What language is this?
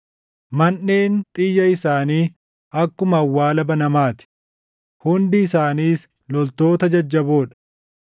Oromo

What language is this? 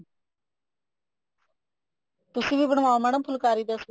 Punjabi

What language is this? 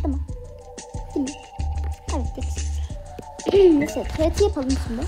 Turkish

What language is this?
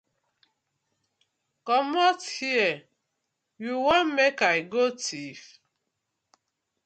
Nigerian Pidgin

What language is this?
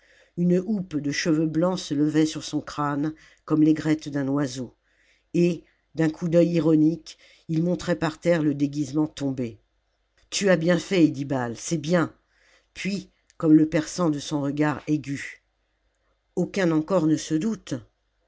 French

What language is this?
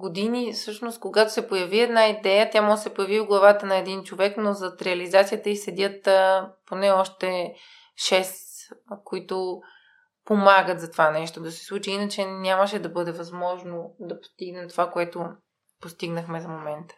Bulgarian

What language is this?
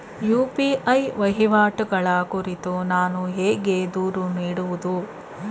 Kannada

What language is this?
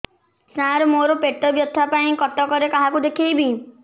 Odia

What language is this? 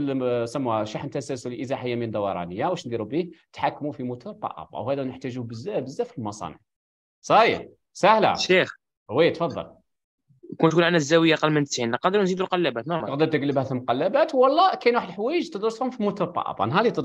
Arabic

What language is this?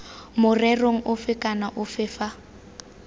Tswana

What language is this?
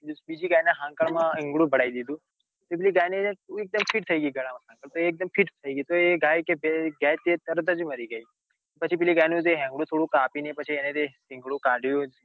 Gujarati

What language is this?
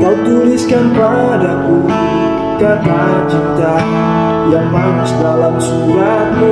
Indonesian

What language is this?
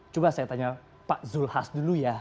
Indonesian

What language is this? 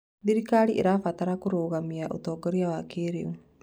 Kikuyu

